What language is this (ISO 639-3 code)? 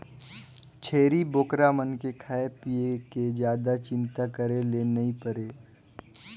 hne